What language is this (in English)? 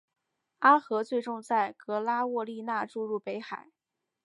Chinese